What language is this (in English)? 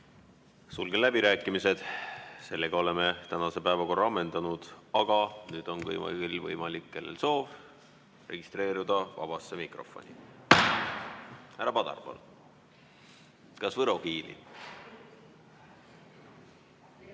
Estonian